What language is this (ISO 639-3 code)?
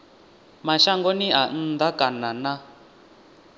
ven